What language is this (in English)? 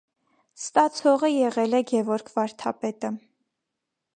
Armenian